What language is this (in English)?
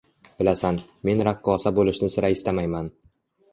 Uzbek